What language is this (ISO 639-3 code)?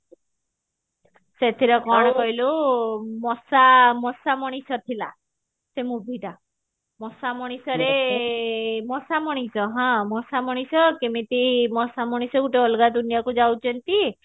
ori